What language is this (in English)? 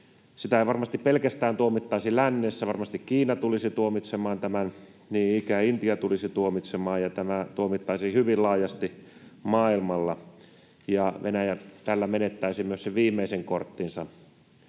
Finnish